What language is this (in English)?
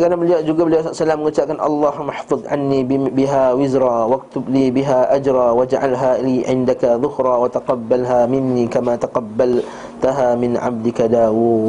Malay